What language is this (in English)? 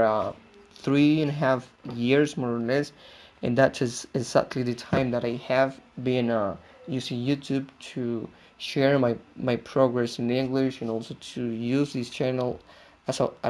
Spanish